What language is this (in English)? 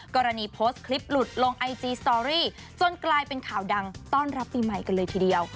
Thai